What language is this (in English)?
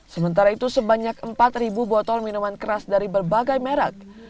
Indonesian